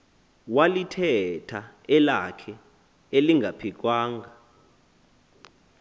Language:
Xhosa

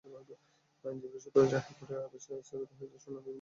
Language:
Bangla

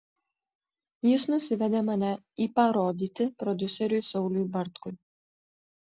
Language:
Lithuanian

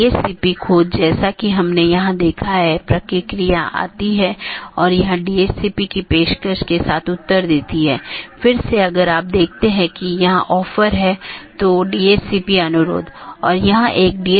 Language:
Hindi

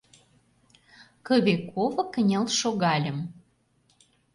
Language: Mari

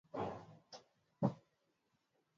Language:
Swahili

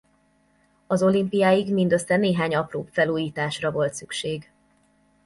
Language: Hungarian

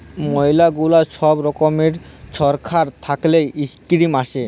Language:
Bangla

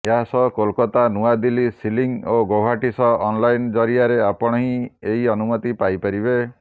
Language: Odia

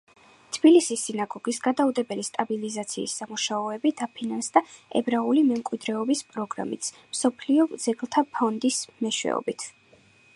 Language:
Georgian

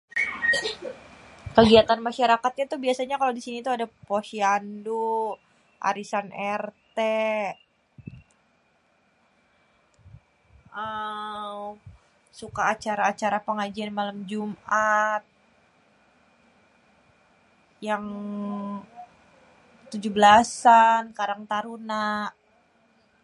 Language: Betawi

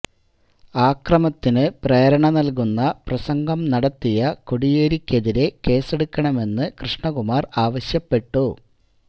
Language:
Malayalam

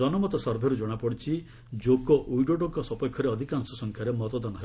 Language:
Odia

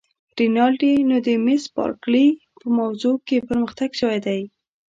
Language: Pashto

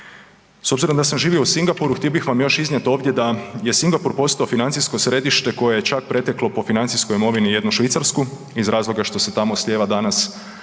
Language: Croatian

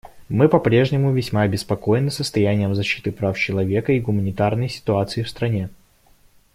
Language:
Russian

